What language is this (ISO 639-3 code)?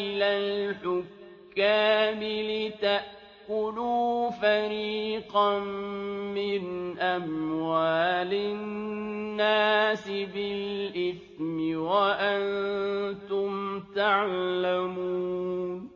ara